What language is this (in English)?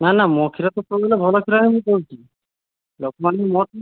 Odia